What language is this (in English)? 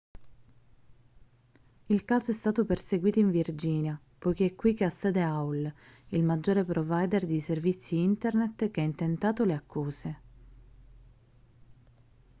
Italian